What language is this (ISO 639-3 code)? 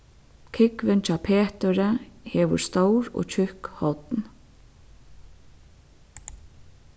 fao